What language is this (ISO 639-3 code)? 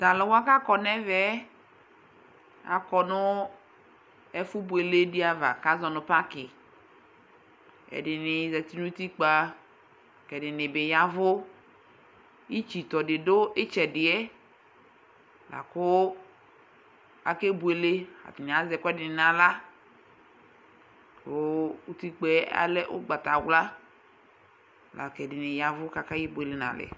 kpo